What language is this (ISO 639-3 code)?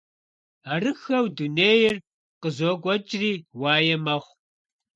kbd